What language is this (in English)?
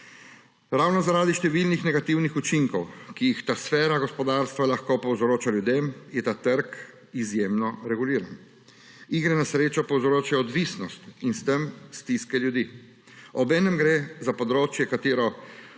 Slovenian